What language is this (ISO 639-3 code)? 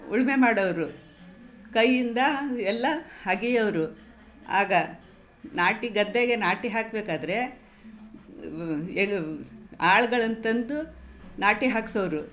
kan